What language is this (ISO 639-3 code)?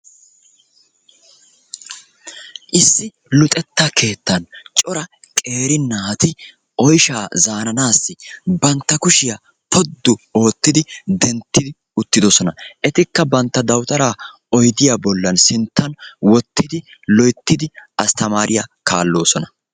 wal